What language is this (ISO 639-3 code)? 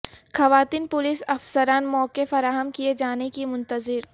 urd